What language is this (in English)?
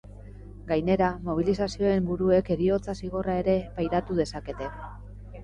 Basque